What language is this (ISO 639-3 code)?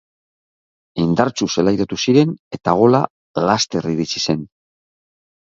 eus